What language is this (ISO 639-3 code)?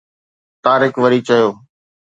snd